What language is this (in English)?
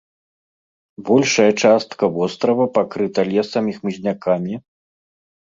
Belarusian